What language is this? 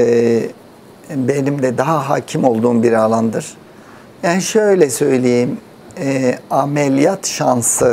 Turkish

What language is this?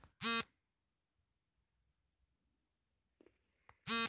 Kannada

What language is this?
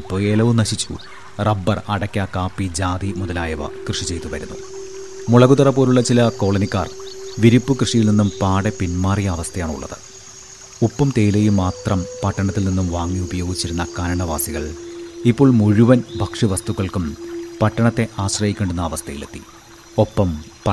Malayalam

